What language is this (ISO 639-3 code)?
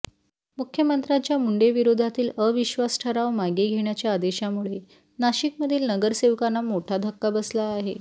mar